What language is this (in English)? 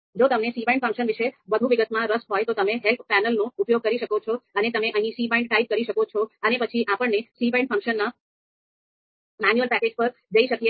Gujarati